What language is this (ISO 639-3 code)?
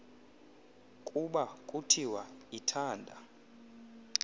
xho